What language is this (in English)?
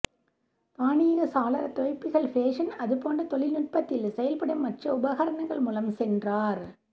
Tamil